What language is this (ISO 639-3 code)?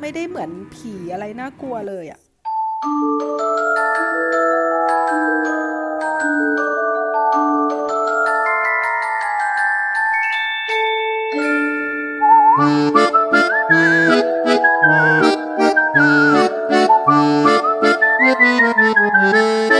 tha